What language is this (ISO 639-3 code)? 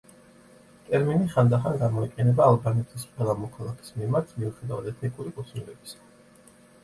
kat